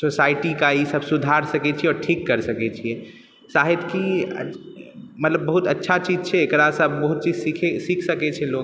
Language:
Maithili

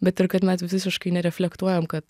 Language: Lithuanian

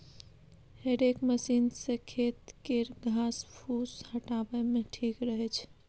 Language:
Maithili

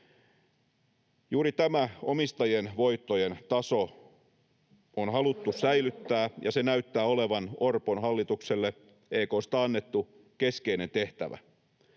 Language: Finnish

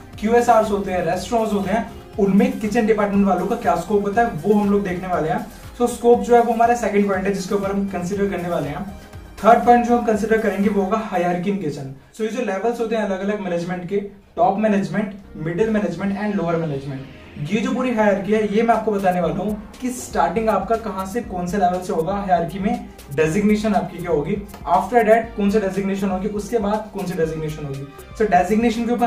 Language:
Hindi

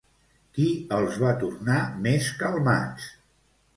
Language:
Catalan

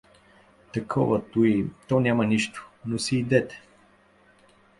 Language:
Bulgarian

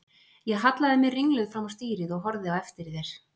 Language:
Icelandic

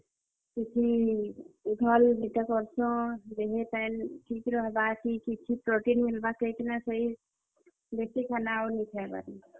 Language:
Odia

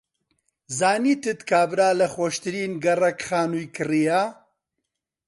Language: Central Kurdish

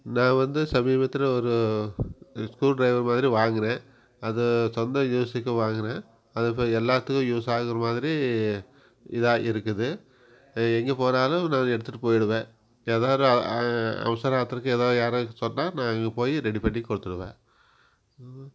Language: Tamil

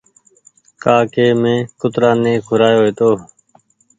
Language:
Goaria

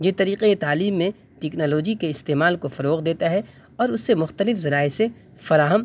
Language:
Urdu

